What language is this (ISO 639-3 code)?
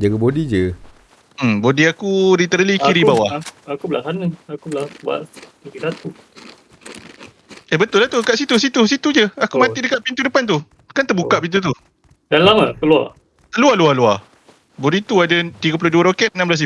msa